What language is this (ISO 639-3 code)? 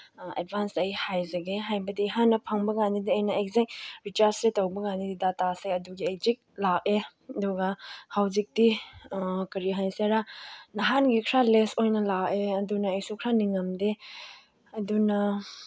mni